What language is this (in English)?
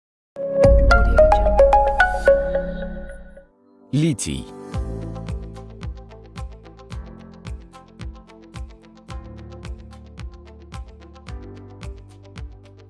Kyrgyz